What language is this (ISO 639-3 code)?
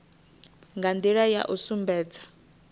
ven